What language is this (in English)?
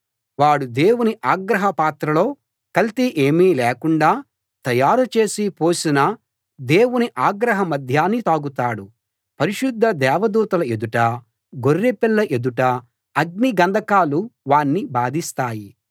Telugu